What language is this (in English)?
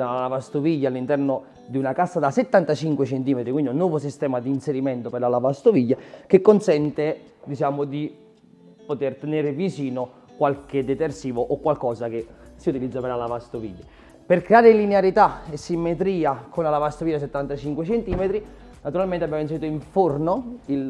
Italian